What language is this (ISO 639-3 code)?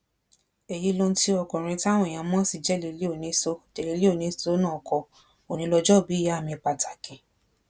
yor